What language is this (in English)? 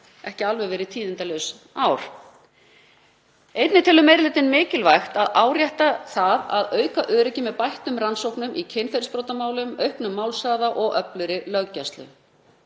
Icelandic